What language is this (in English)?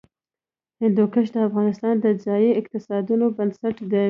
Pashto